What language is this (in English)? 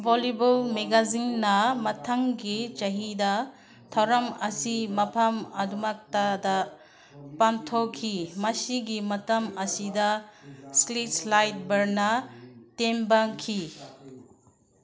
Manipuri